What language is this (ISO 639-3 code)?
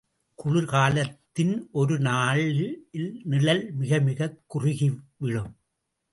tam